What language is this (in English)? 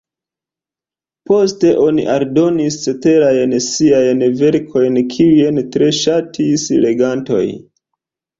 Esperanto